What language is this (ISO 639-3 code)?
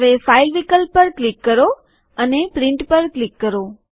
guj